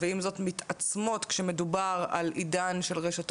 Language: Hebrew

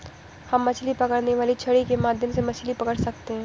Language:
Hindi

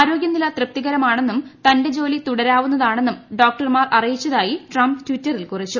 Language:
Malayalam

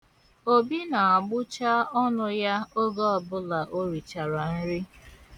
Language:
Igbo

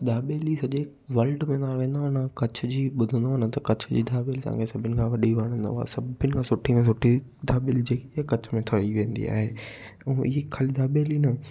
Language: Sindhi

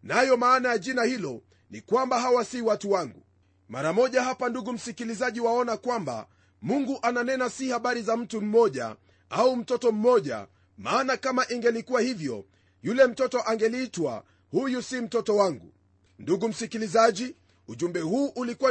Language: Swahili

